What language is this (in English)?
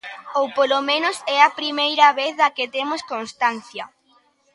Galician